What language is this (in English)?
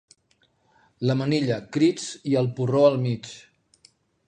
Catalan